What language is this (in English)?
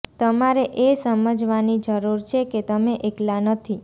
Gujarati